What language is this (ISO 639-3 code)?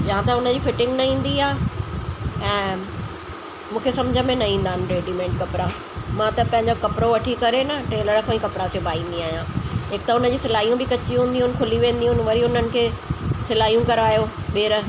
snd